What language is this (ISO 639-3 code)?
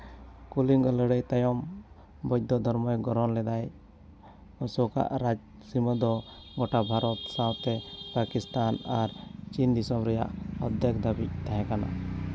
sat